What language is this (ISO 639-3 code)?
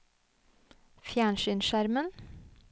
nor